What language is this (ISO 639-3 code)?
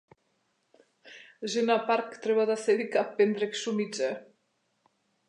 mkd